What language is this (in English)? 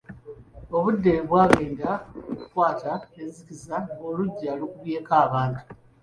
Ganda